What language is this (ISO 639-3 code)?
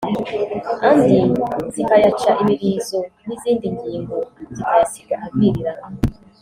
kin